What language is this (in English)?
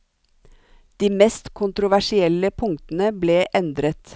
Norwegian